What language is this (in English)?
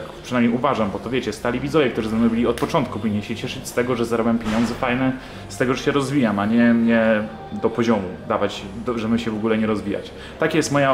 Polish